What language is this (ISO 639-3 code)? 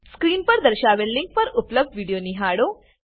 guj